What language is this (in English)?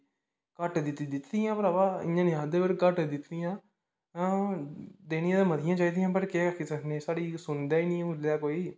Dogri